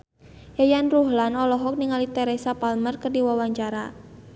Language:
Sundanese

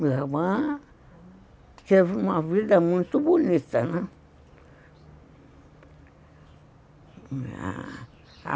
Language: Portuguese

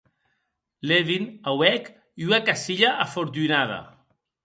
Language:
Occitan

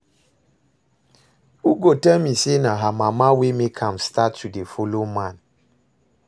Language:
Nigerian Pidgin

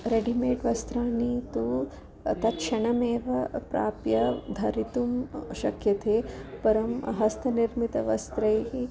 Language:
Sanskrit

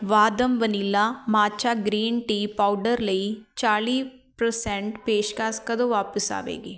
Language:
Punjabi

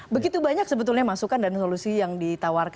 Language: Indonesian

